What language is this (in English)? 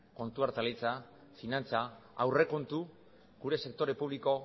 Basque